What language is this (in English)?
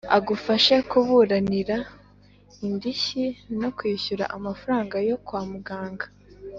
Kinyarwanda